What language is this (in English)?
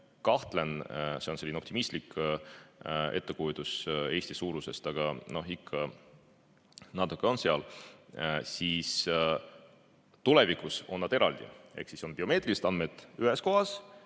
Estonian